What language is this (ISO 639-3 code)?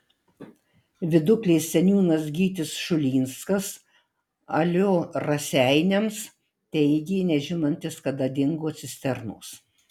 lit